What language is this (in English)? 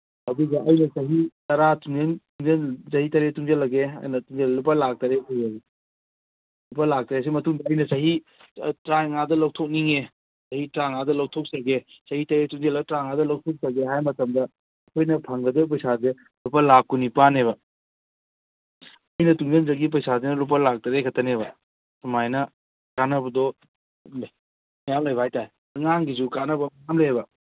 Manipuri